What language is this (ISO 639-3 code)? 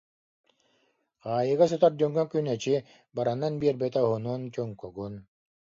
sah